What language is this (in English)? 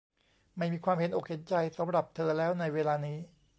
Thai